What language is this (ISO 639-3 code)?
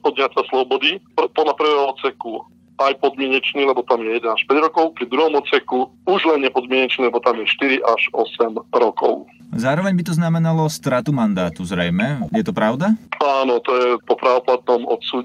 slk